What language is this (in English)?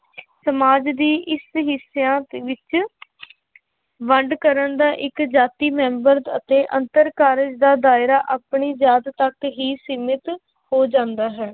Punjabi